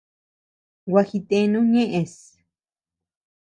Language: Tepeuxila Cuicatec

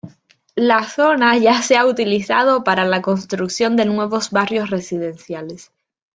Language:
Spanish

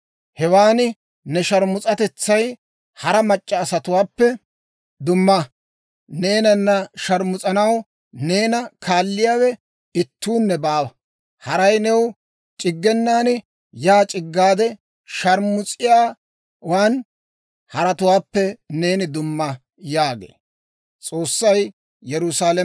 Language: Dawro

